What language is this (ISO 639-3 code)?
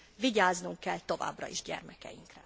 hun